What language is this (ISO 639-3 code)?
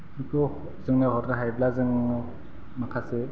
brx